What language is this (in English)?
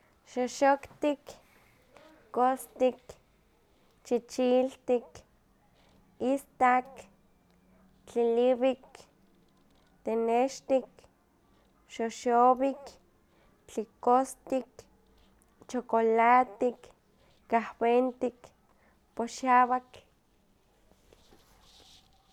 Huaxcaleca Nahuatl